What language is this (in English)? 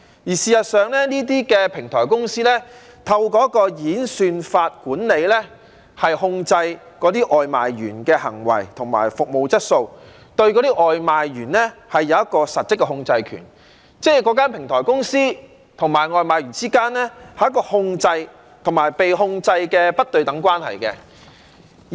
Cantonese